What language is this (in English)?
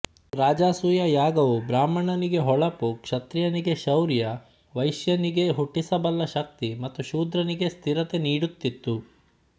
Kannada